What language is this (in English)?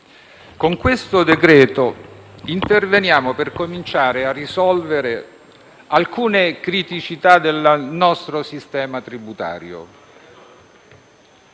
Italian